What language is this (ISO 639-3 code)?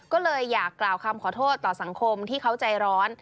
tha